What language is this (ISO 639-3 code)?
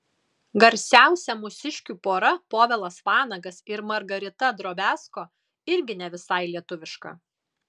lit